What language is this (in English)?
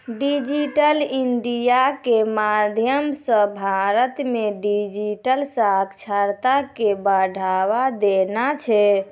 Maithili